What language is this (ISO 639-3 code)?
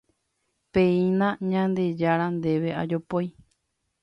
grn